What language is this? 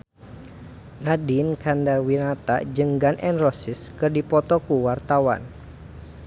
Sundanese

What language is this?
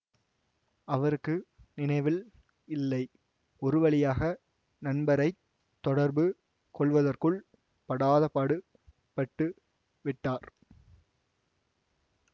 Tamil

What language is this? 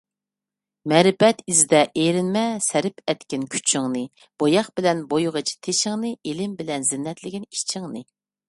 Uyghur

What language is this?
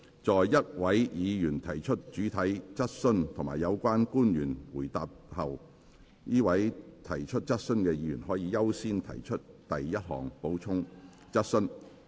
Cantonese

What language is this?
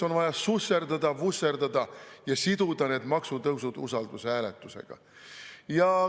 Estonian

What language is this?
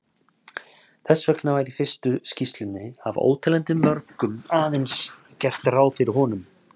Icelandic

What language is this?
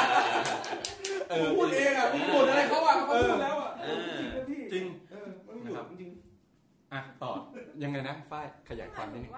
Thai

